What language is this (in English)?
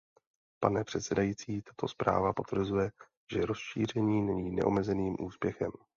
Czech